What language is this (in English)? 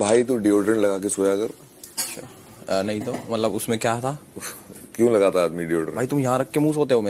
Hindi